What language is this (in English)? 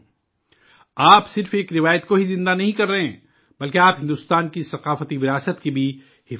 Urdu